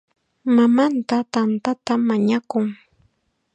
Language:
Chiquián Ancash Quechua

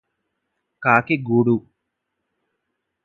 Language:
Telugu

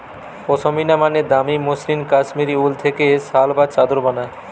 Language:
Bangla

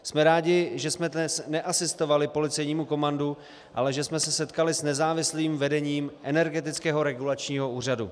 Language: Czech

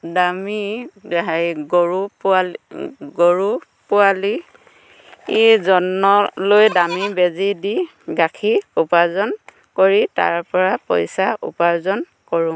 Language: Assamese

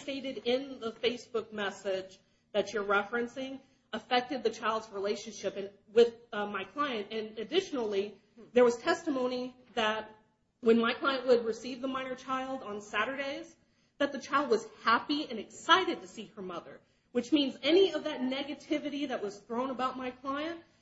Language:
English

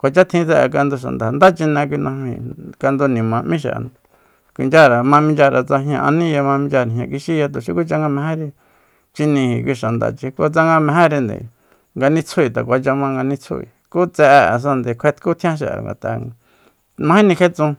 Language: Soyaltepec Mazatec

